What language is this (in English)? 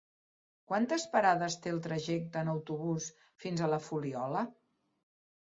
Catalan